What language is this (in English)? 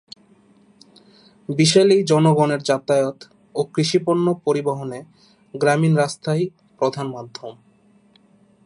Bangla